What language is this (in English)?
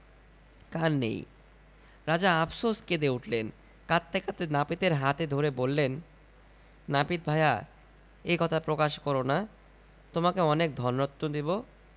Bangla